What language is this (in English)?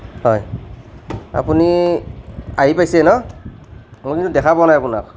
Assamese